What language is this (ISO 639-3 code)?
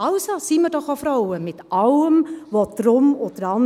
gsw